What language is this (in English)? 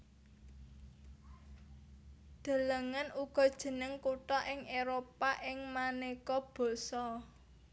Javanese